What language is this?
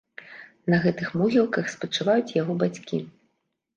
Belarusian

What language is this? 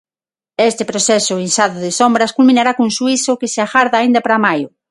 Galician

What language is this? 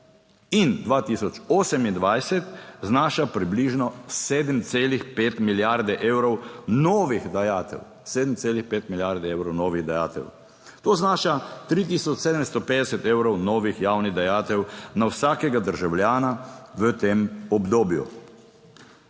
Slovenian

